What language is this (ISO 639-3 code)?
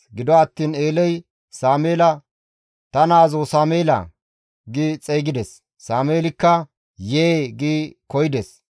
gmv